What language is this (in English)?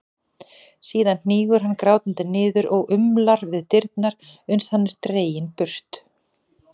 Icelandic